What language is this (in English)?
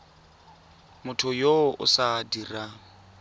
Tswana